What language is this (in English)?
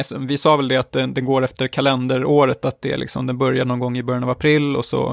Swedish